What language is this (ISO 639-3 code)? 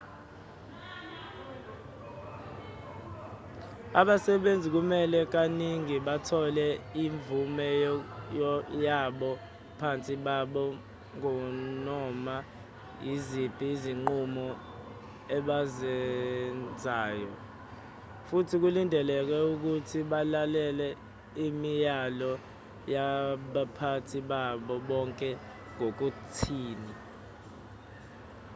zul